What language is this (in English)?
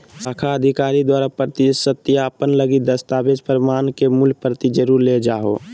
Magahi